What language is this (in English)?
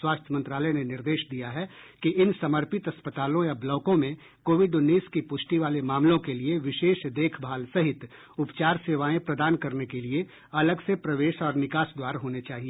Hindi